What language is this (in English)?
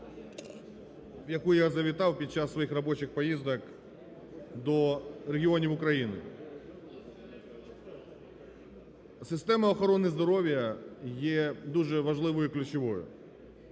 Ukrainian